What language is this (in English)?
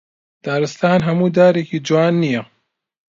Central Kurdish